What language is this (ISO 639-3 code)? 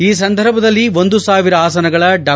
kan